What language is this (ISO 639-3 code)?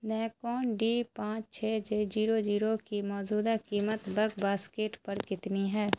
urd